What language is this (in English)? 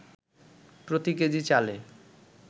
Bangla